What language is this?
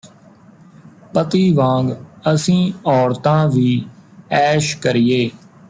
Punjabi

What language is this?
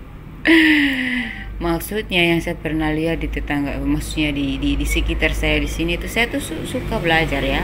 Indonesian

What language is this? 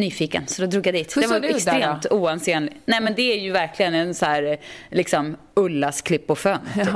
Swedish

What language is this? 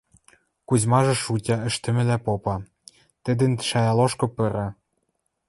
Western Mari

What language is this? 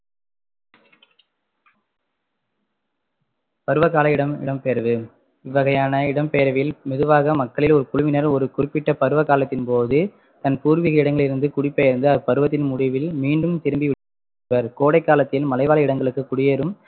Tamil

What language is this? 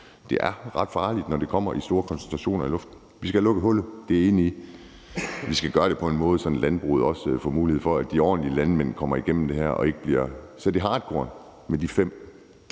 Danish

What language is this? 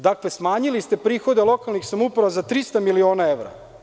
Serbian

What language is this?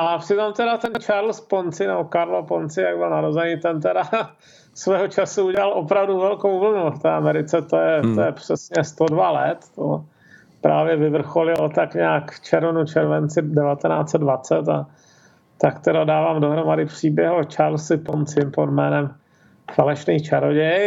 Czech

